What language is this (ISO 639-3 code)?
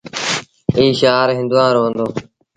sbn